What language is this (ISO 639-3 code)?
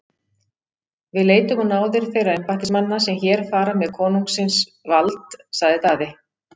isl